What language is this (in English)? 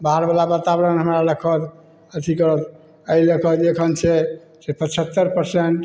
Maithili